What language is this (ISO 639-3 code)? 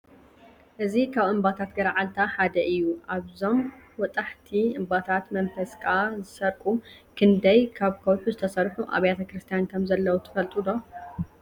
tir